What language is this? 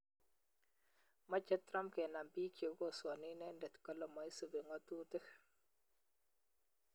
Kalenjin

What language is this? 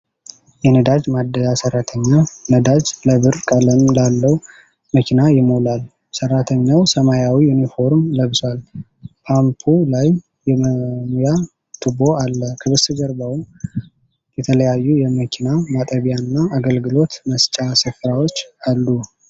Amharic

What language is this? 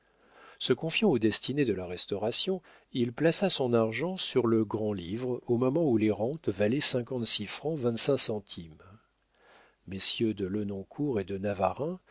French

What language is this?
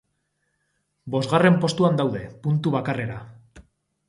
Basque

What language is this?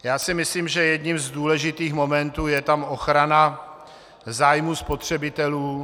Czech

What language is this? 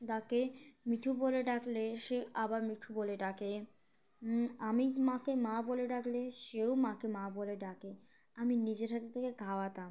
Bangla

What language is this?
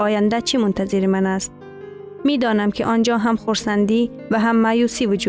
Persian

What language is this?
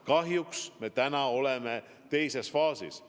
Estonian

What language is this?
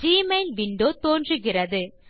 Tamil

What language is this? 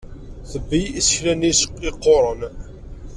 Kabyle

